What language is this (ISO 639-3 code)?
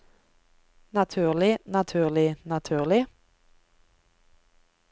nor